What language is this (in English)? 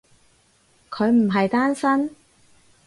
Cantonese